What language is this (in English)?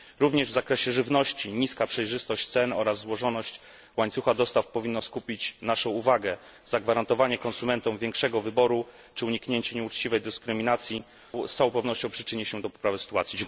Polish